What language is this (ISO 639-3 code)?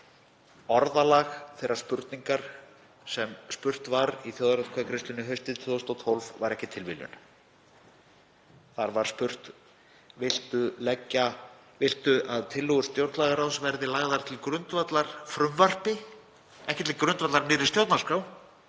isl